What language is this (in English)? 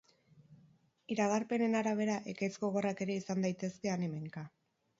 Basque